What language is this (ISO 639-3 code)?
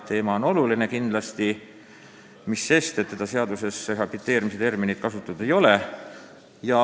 est